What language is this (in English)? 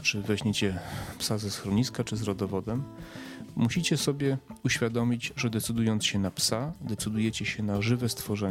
Polish